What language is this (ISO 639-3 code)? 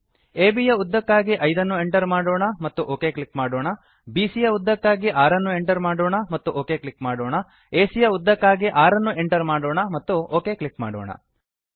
kan